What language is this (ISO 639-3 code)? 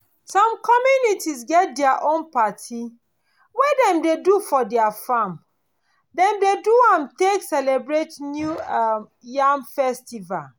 pcm